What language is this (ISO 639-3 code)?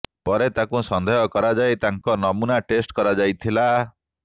ori